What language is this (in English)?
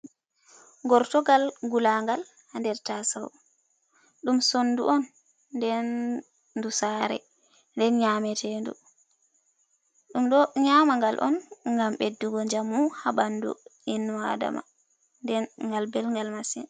Fula